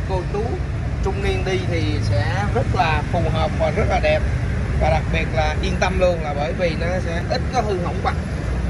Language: Vietnamese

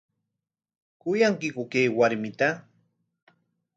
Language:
Corongo Ancash Quechua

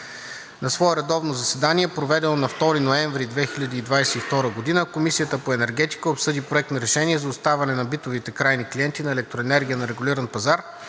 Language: Bulgarian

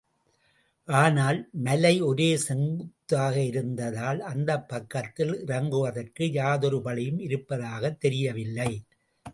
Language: Tamil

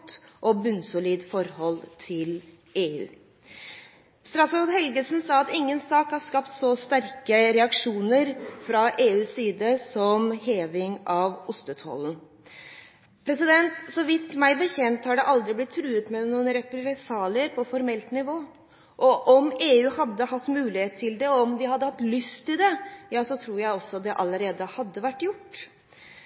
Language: Norwegian Bokmål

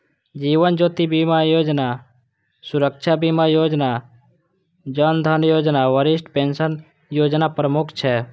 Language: Maithili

